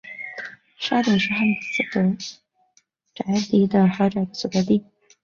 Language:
Chinese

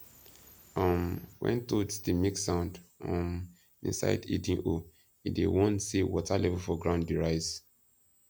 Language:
Nigerian Pidgin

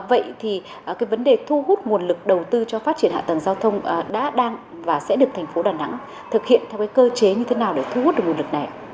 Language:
Vietnamese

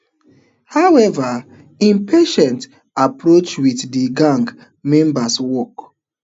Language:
Nigerian Pidgin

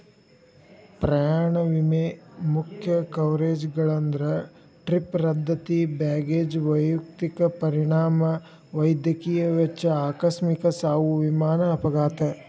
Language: Kannada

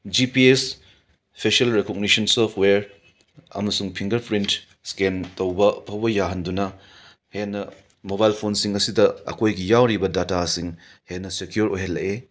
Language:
Manipuri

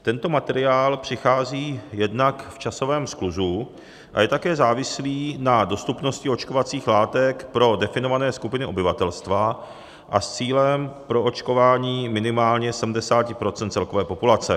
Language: Czech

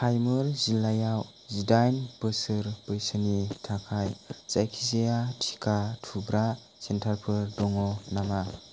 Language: Bodo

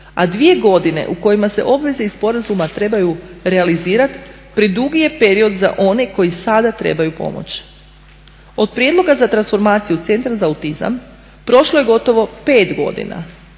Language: Croatian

